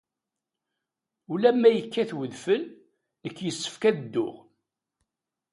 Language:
Kabyle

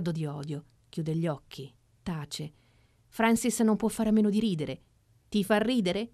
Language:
Italian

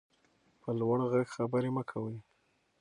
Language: Pashto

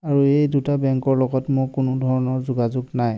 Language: Assamese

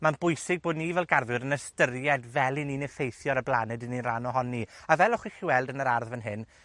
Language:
Welsh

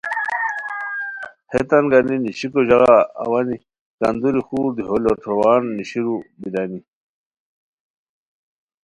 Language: Khowar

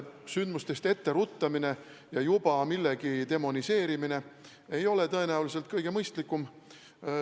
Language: Estonian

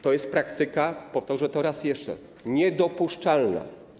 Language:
Polish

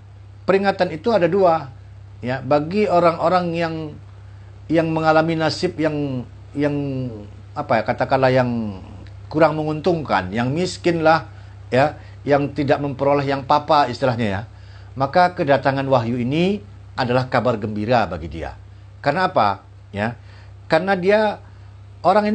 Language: Indonesian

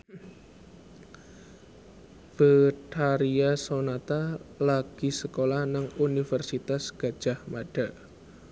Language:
Javanese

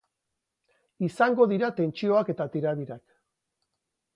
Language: Basque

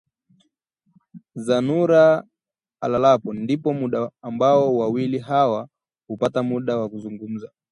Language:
Swahili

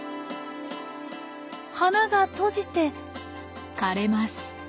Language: Japanese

